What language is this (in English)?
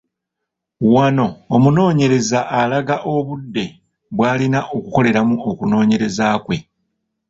Ganda